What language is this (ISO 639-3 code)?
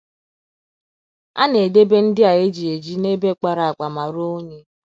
ibo